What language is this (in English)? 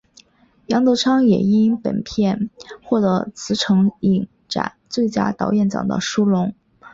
Chinese